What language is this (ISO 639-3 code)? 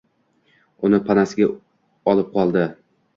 uzb